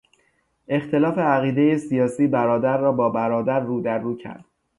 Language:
Persian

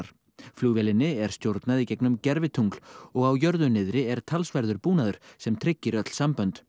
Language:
Icelandic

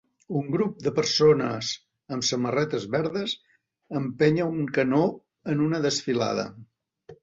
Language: Catalan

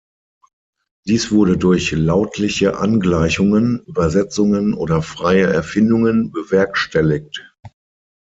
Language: German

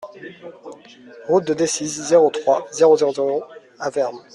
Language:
French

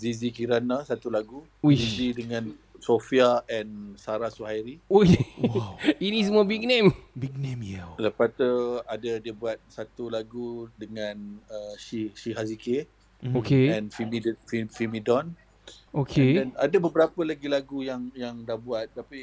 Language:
Malay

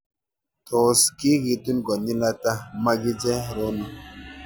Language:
Kalenjin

